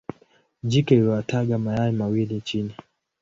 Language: Swahili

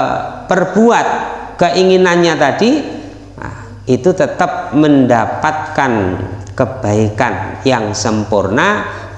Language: Indonesian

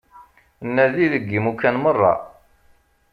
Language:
Kabyle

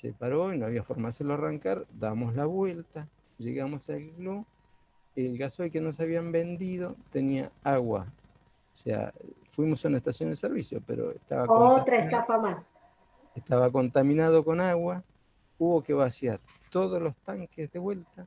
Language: Spanish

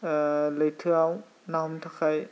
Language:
Bodo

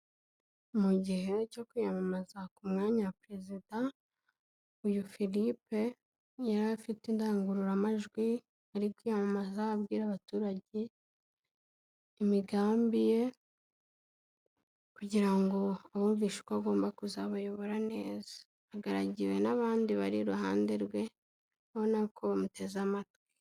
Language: Kinyarwanda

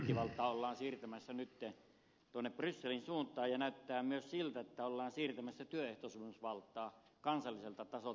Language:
Finnish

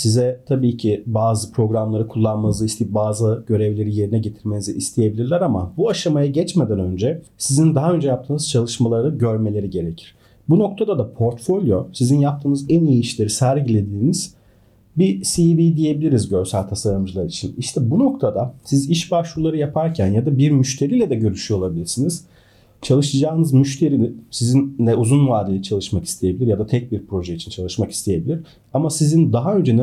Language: Turkish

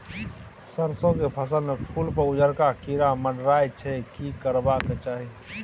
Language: Maithili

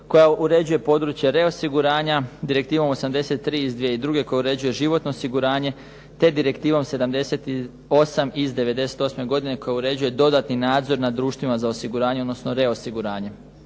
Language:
Croatian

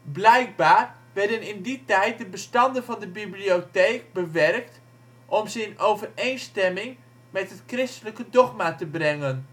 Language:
Dutch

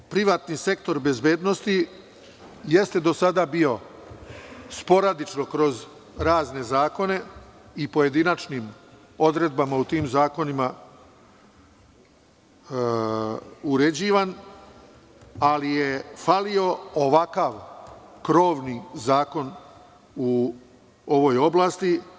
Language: Serbian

